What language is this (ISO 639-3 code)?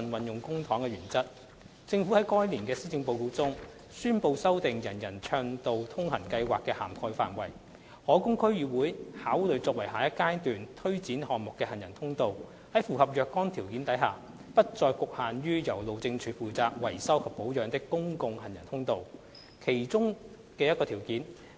yue